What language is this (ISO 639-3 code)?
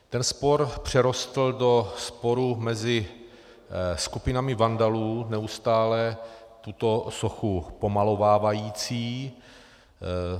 ces